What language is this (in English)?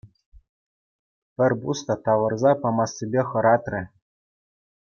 Chuvash